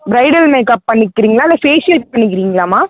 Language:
Tamil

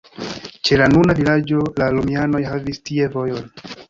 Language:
Esperanto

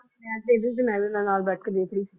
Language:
Punjabi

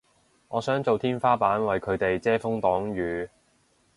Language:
Cantonese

